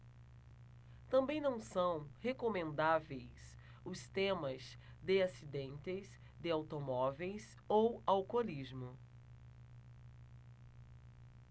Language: Portuguese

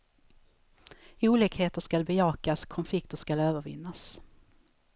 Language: Swedish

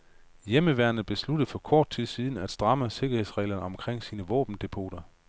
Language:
Danish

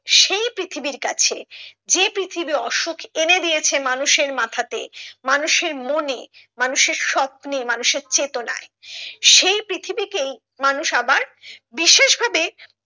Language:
Bangla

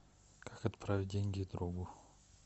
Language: Russian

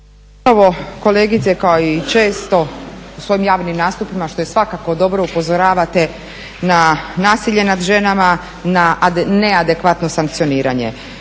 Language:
Croatian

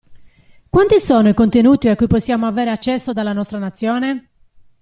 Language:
Italian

